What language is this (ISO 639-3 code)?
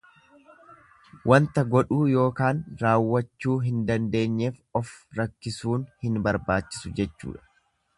orm